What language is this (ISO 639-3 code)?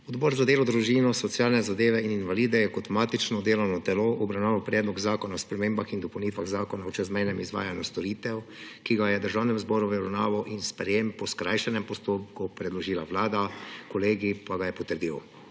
slv